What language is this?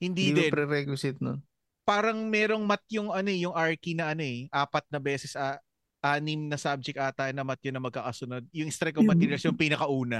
Filipino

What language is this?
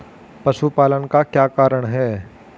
Hindi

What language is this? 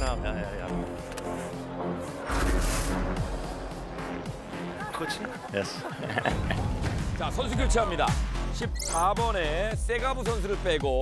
Korean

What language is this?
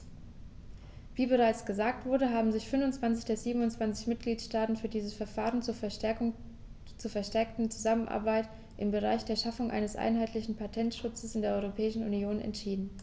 German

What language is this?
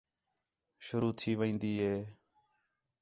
Khetrani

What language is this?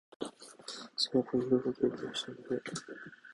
Japanese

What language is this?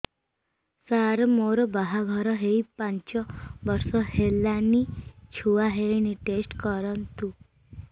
Odia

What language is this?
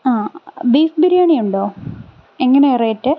Malayalam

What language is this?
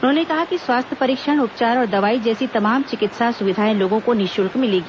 Hindi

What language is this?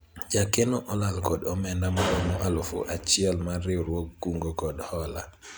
Luo (Kenya and Tanzania)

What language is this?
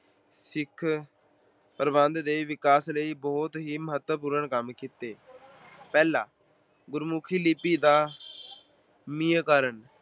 Punjabi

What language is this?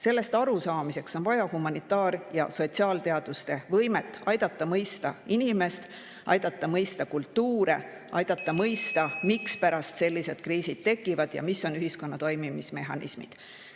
Estonian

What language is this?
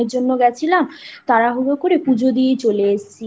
Bangla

